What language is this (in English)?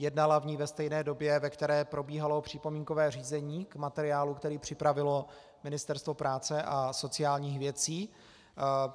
Czech